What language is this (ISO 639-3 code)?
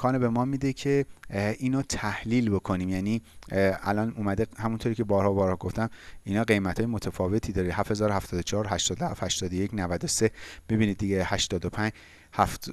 fas